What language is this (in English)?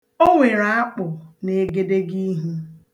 Igbo